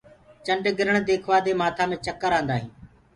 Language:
Gurgula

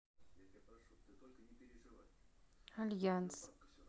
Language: Russian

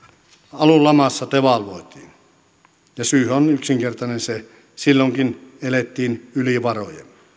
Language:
Finnish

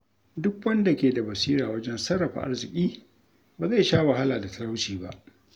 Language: Hausa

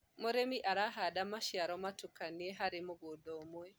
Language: Kikuyu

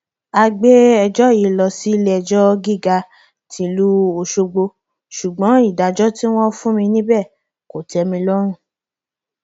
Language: Yoruba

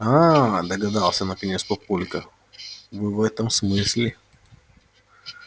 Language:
Russian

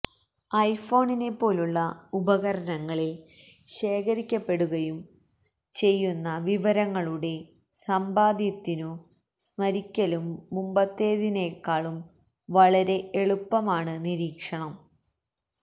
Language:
Malayalam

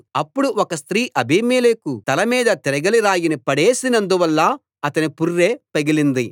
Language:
Telugu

